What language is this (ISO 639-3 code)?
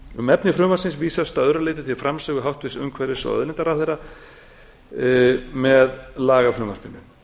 isl